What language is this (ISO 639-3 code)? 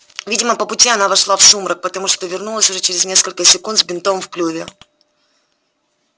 rus